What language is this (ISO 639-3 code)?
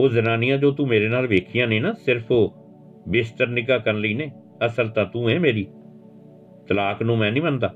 pan